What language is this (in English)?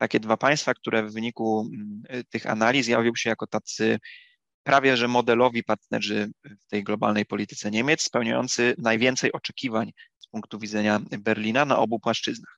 Polish